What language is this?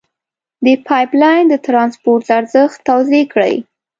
Pashto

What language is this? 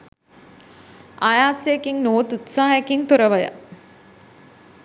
Sinhala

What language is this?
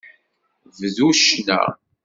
Kabyle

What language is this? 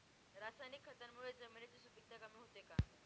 Marathi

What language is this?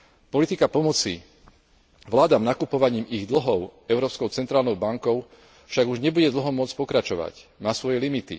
Slovak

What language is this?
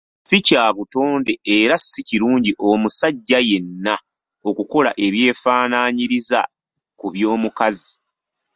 Ganda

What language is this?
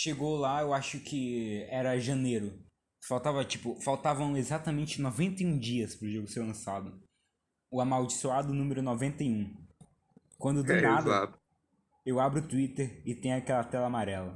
Portuguese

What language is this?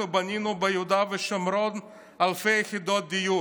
Hebrew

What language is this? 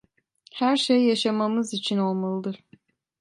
Turkish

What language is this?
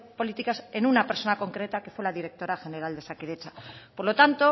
Spanish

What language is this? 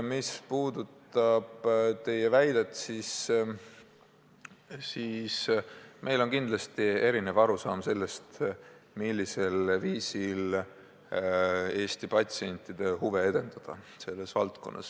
Estonian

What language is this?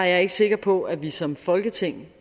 Danish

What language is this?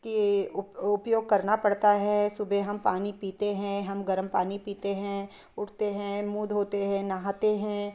Hindi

